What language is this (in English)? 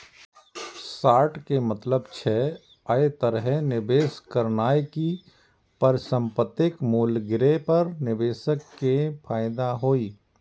Maithili